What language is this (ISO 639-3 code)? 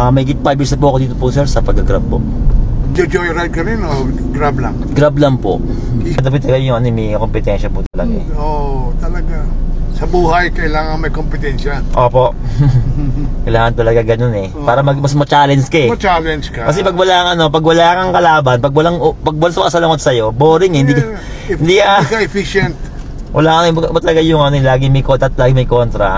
fil